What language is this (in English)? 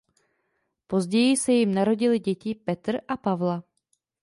Czech